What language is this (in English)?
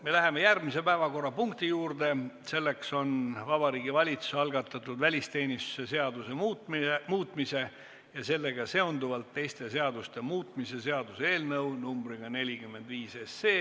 Estonian